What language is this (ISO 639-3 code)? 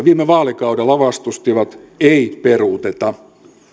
fin